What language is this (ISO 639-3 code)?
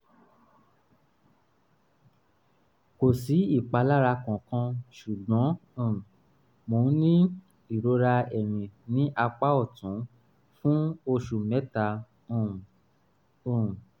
yor